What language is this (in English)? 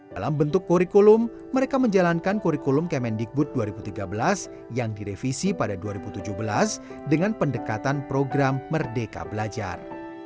Indonesian